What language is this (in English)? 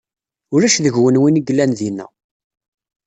Kabyle